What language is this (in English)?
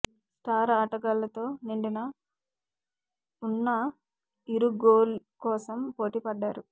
Telugu